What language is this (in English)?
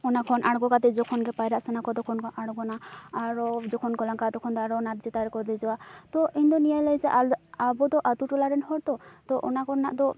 Santali